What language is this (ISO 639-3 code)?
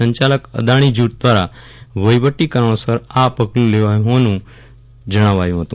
guj